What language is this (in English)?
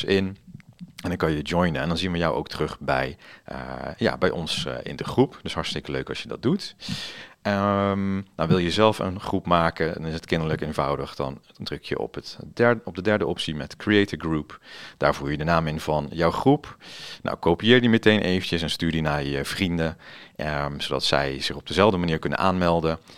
Dutch